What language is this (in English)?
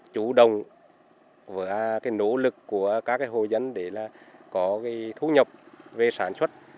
Vietnamese